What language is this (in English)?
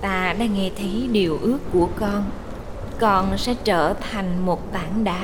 Vietnamese